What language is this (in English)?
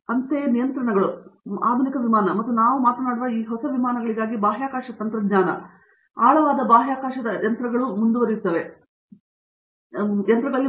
Kannada